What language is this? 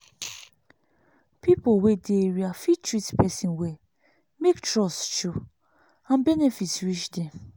Nigerian Pidgin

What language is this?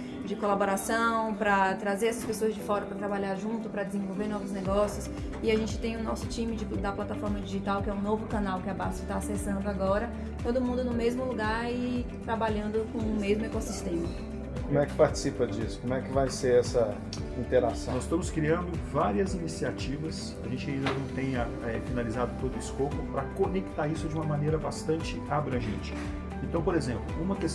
Portuguese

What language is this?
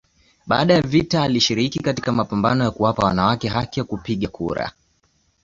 Swahili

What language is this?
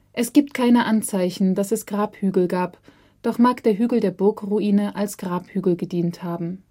German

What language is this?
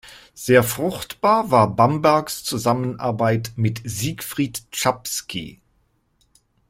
German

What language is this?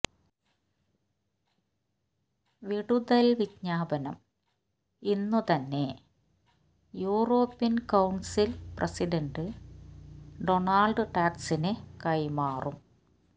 Malayalam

